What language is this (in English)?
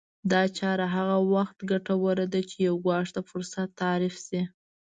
Pashto